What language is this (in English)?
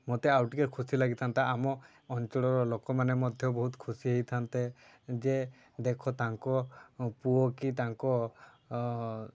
Odia